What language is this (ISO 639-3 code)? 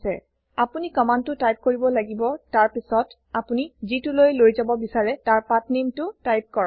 asm